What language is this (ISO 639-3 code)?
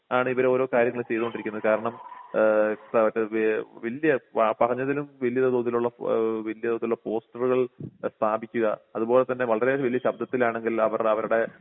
mal